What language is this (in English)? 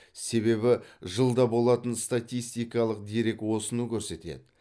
Kazakh